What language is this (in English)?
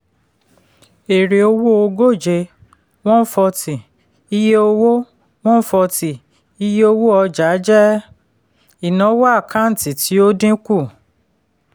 Yoruba